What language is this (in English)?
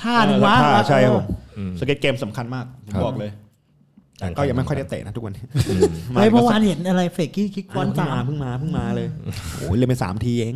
Thai